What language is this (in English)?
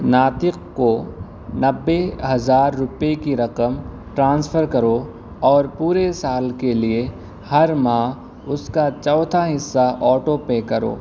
Urdu